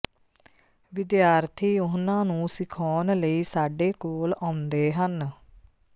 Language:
Punjabi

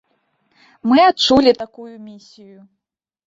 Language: Belarusian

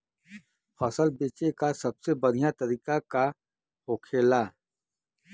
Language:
Bhojpuri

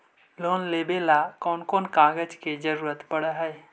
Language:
Magahi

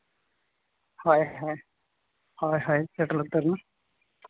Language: Santali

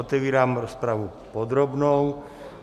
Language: Czech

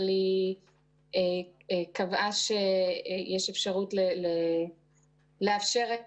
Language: Hebrew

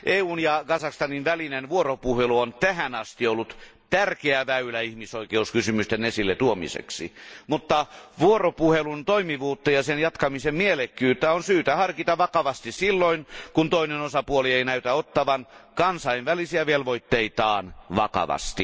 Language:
Finnish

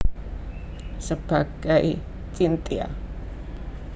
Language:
Javanese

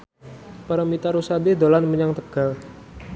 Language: Javanese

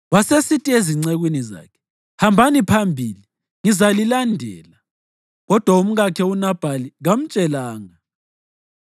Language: North Ndebele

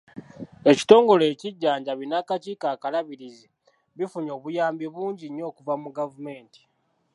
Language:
Ganda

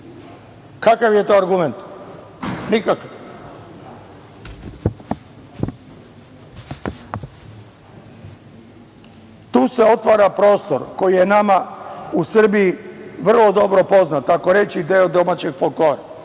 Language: Serbian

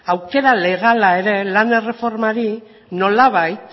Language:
Basque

